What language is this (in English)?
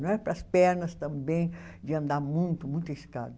Portuguese